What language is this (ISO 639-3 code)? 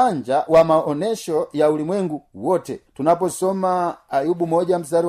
swa